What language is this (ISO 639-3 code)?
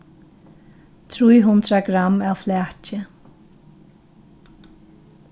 fao